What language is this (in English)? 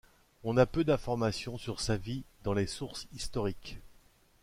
French